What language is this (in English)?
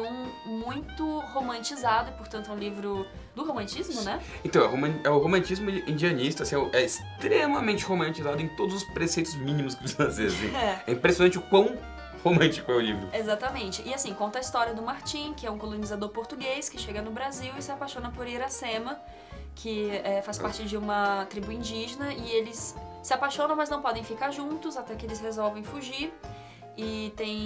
Portuguese